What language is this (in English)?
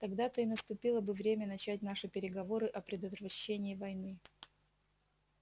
Russian